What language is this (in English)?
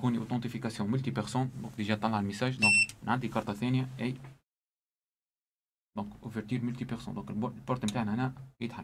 Arabic